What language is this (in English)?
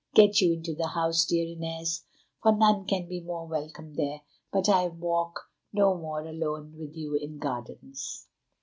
English